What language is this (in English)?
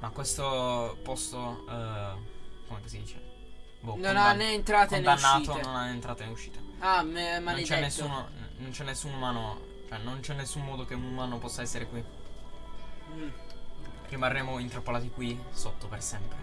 Italian